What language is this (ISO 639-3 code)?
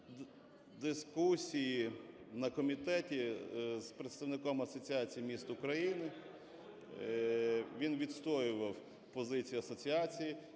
ukr